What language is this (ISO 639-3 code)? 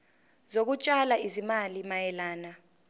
zul